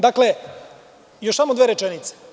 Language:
Serbian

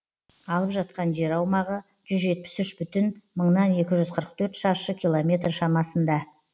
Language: Kazakh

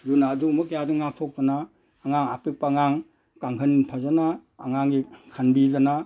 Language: Manipuri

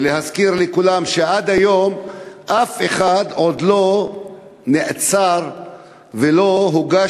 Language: Hebrew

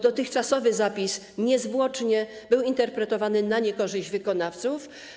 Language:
Polish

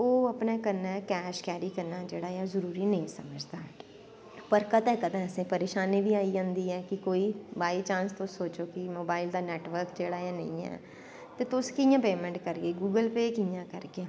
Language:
Dogri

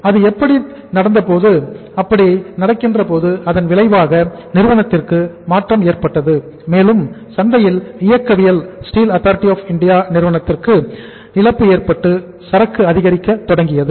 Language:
Tamil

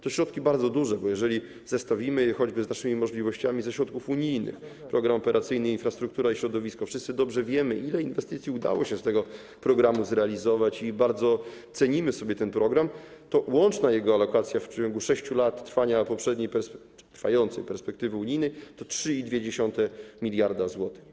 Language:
Polish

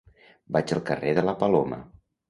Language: Catalan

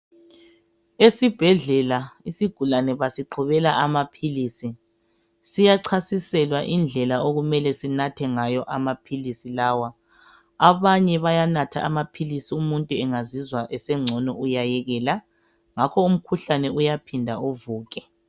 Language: North Ndebele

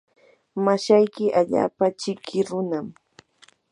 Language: Yanahuanca Pasco Quechua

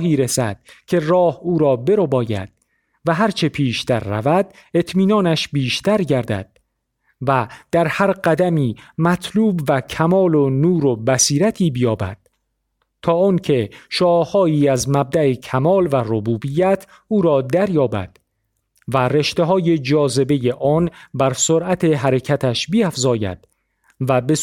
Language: Persian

